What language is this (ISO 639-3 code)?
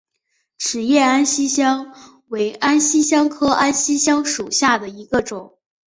zho